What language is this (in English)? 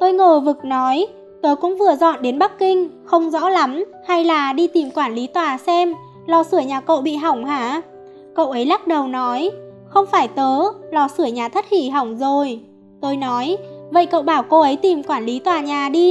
Vietnamese